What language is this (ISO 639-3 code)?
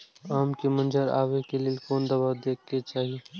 mai